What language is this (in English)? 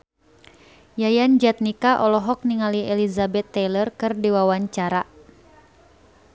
Sundanese